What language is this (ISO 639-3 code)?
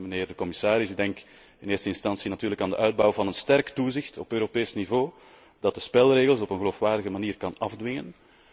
nld